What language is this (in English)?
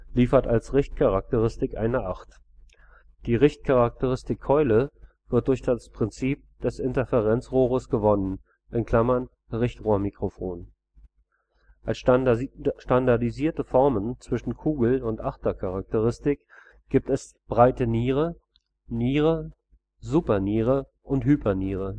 German